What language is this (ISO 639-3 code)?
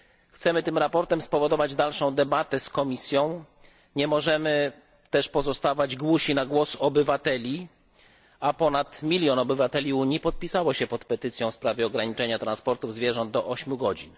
pol